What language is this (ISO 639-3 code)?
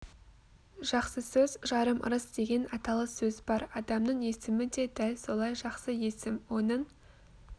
kaz